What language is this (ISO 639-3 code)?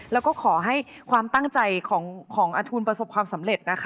tha